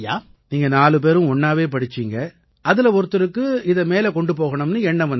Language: Tamil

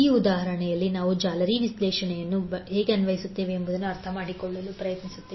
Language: Kannada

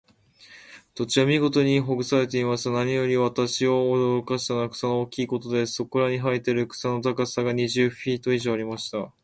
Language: Japanese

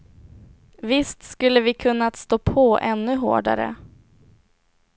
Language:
Swedish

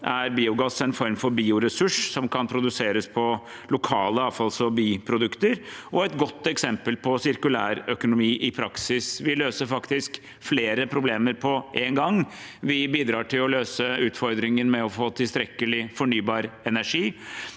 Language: Norwegian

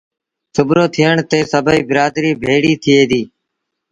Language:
Sindhi Bhil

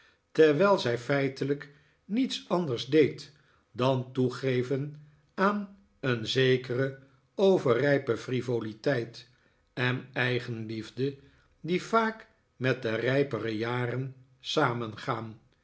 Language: Dutch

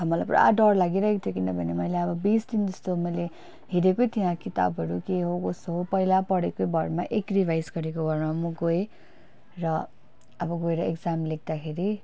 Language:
Nepali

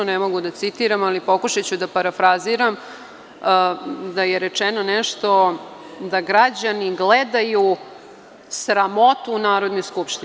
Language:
Serbian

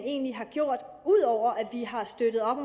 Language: Danish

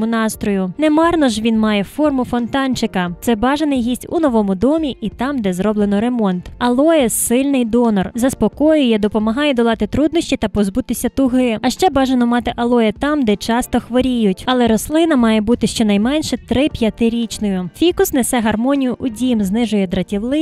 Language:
Ukrainian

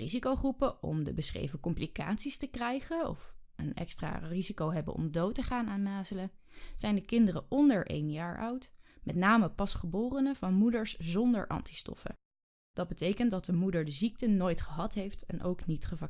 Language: Dutch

